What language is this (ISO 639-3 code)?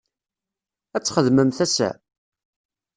kab